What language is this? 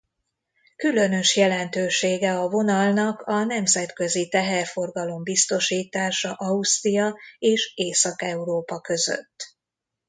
Hungarian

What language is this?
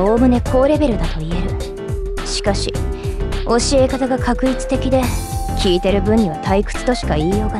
Japanese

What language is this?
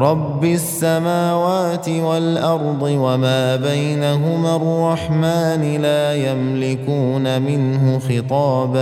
Arabic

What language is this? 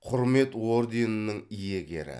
Kazakh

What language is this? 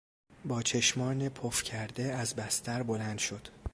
Persian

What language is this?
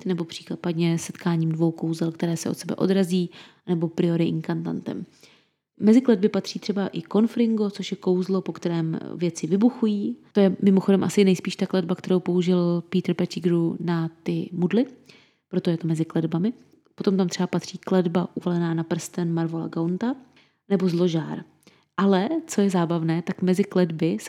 Czech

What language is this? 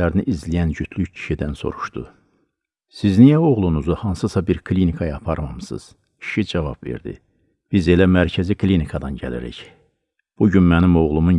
Turkish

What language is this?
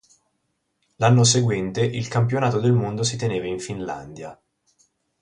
Italian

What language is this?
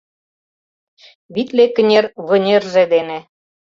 Mari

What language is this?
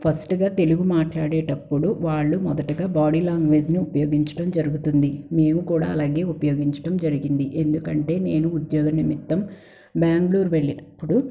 Telugu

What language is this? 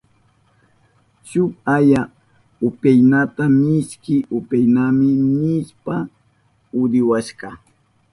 Southern Pastaza Quechua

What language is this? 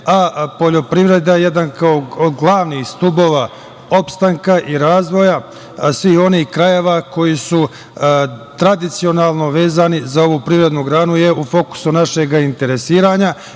Serbian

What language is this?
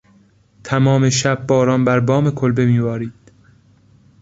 Persian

